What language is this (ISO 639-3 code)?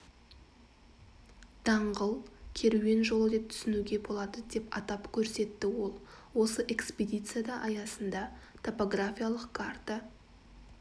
kaz